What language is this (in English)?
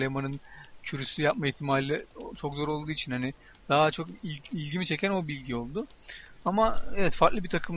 Turkish